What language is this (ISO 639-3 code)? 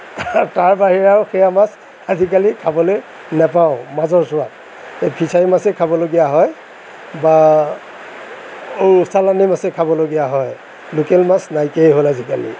asm